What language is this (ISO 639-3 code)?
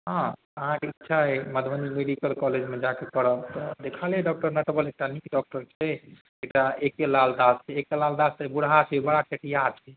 mai